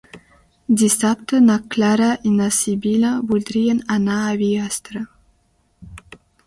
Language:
Catalan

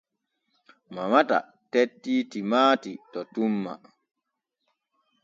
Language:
Borgu Fulfulde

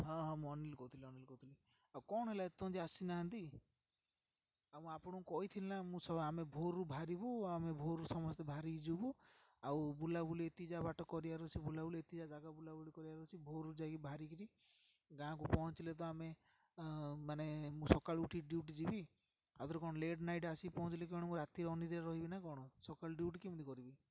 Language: Odia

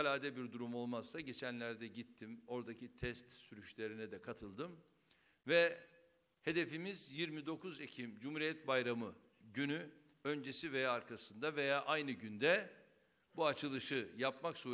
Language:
Turkish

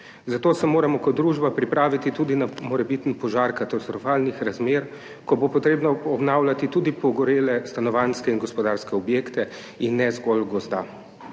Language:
Slovenian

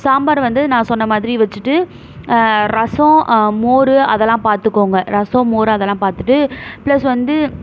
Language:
Tamil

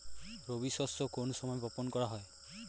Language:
Bangla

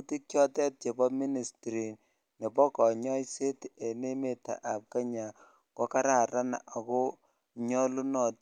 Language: Kalenjin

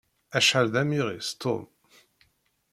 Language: Kabyle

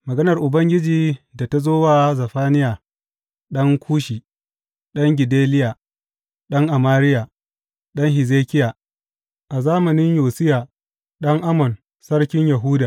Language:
Hausa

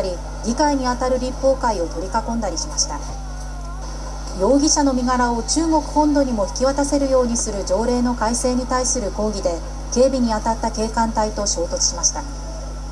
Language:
Japanese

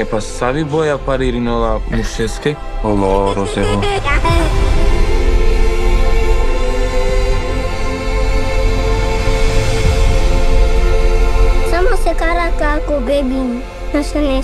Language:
Romanian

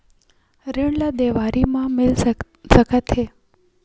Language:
Chhattisgarhi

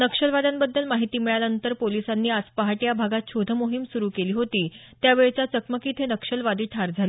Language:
Marathi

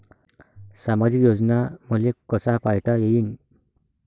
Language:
Marathi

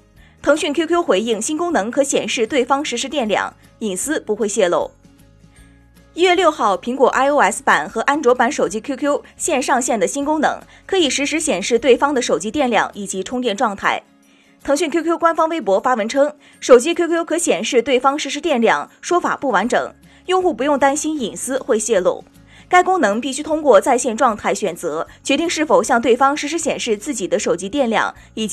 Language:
Chinese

